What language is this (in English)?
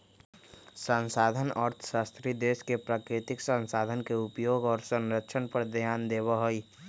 Magahi